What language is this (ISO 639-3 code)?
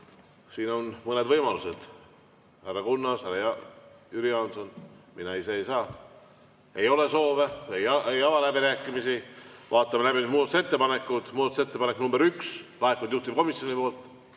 est